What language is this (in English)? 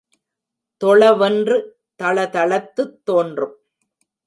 Tamil